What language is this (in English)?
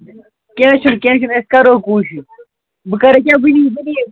Kashmiri